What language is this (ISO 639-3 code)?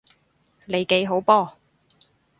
yue